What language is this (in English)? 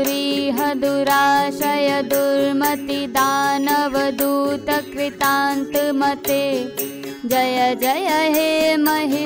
Hindi